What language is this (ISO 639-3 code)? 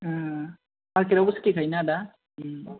brx